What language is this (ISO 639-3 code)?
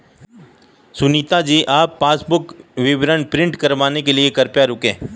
hin